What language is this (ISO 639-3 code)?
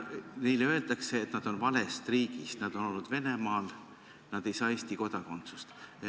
est